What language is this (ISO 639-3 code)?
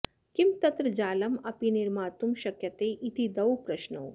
san